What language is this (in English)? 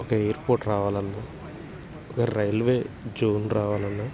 Telugu